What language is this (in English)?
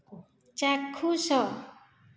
Odia